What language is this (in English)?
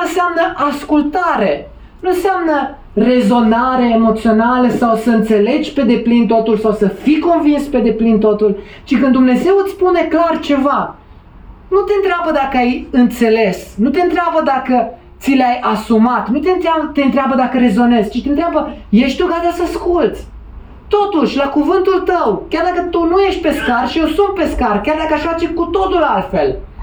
Romanian